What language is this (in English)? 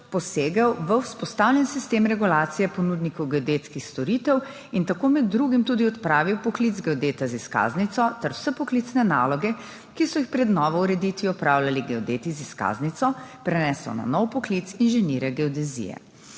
Slovenian